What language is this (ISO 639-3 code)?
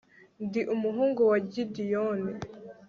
kin